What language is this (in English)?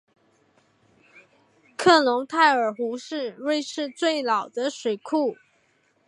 Chinese